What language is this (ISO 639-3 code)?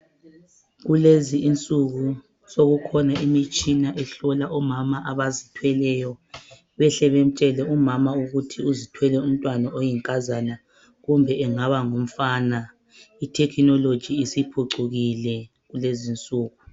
nde